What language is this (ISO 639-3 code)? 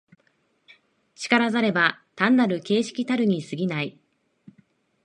jpn